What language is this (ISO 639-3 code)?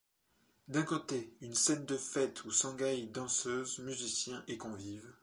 fra